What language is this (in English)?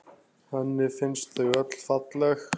Icelandic